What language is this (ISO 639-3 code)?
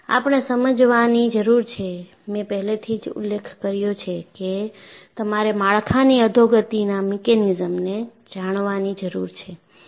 guj